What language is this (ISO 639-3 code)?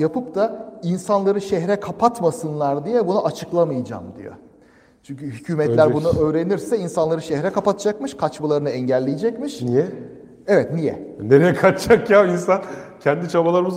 tur